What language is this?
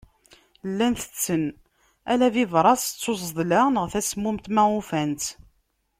Kabyle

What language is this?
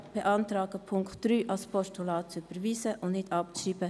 Swiss German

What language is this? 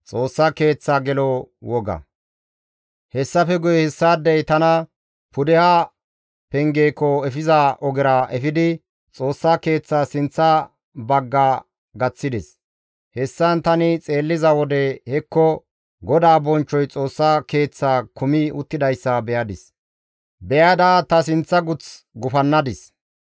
Gamo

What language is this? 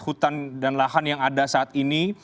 Indonesian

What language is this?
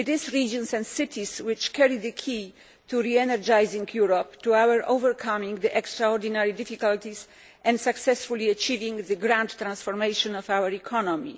English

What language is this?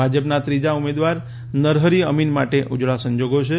Gujarati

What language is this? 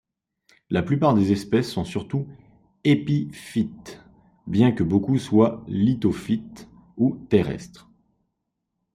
French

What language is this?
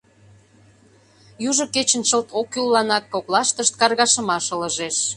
Mari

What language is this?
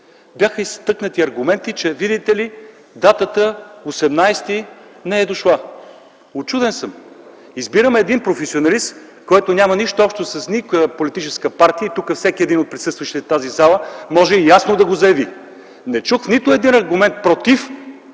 Bulgarian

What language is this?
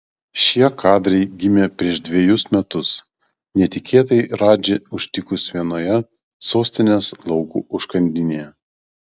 Lithuanian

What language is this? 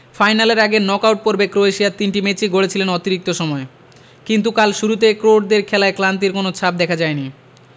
Bangla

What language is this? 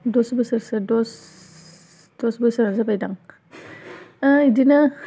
Bodo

